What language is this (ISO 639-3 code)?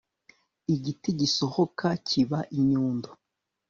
kin